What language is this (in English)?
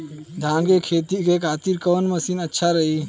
Bhojpuri